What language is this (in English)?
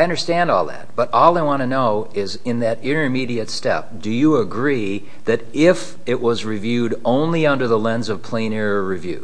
English